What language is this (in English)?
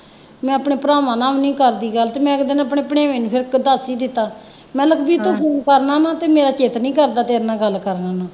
Punjabi